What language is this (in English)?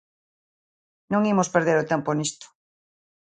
Galician